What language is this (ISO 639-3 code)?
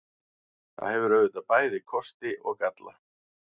isl